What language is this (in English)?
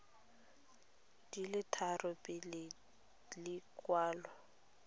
Tswana